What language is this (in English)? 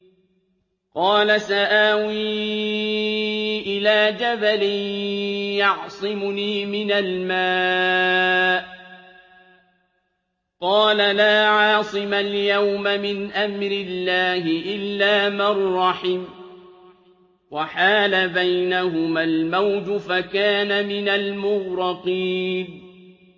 Arabic